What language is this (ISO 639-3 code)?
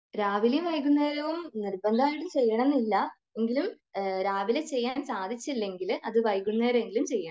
mal